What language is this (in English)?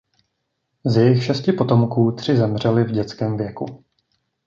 Czech